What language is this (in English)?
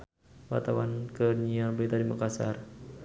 Sundanese